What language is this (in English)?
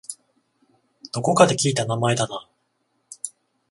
Japanese